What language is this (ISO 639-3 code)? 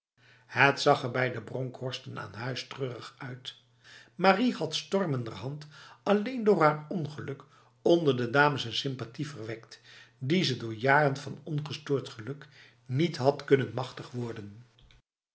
nld